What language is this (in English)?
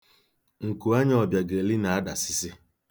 Igbo